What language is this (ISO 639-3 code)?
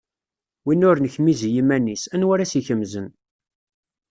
kab